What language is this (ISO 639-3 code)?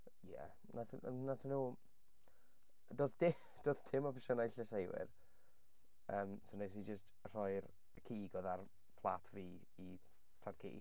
cym